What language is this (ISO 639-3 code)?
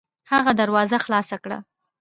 pus